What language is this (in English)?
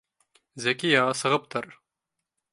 Bashkir